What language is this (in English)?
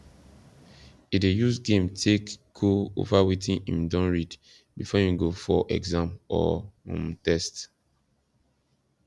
Nigerian Pidgin